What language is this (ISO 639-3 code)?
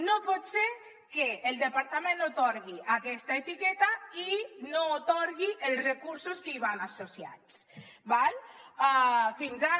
cat